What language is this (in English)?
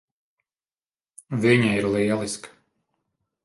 Latvian